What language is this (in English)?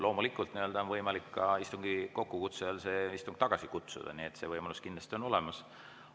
Estonian